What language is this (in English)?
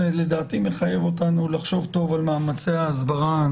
Hebrew